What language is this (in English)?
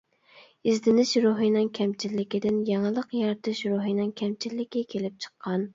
Uyghur